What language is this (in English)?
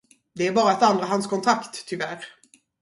Swedish